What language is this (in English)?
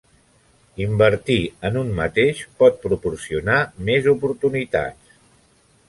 Catalan